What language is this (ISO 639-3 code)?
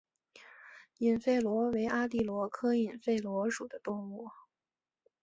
zho